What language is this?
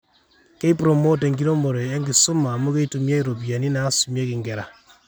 Masai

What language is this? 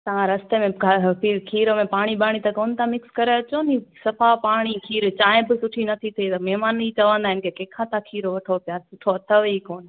Sindhi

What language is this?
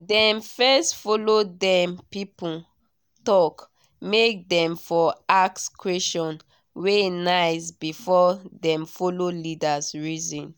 Nigerian Pidgin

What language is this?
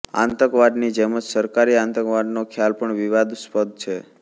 Gujarati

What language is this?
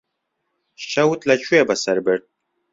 Central Kurdish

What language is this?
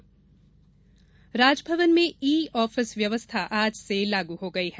Hindi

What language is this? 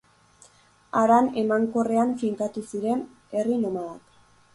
Basque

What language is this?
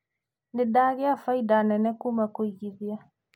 Kikuyu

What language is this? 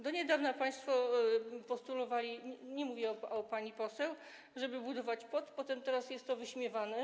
Polish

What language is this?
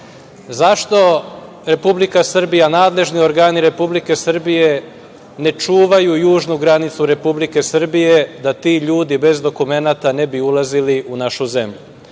Serbian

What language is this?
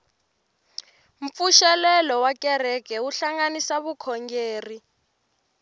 Tsonga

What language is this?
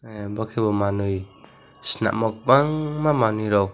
Kok Borok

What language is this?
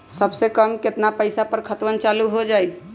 Magahi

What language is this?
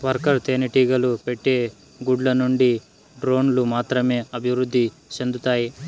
Telugu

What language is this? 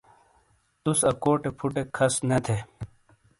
Shina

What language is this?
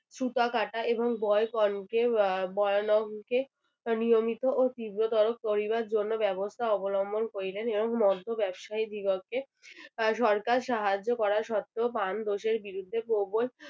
Bangla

